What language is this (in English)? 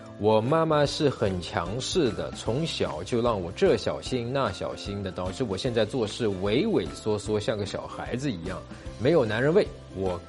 Chinese